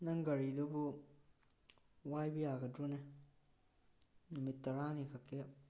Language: Manipuri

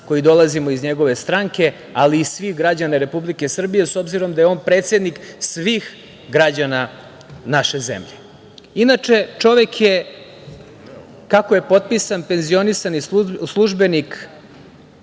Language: Serbian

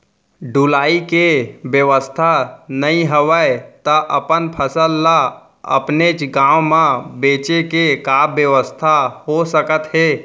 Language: Chhattisgarhi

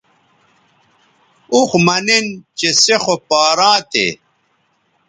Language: Bateri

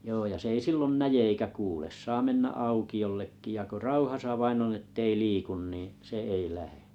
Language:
Finnish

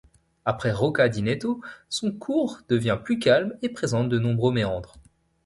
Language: French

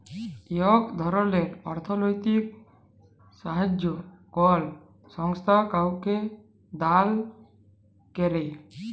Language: Bangla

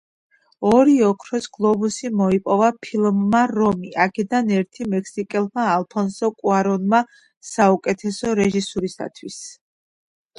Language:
Georgian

